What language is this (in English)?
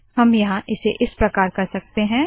Hindi